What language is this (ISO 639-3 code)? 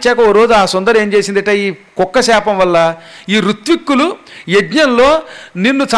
tel